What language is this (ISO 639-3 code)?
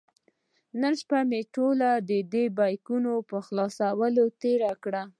pus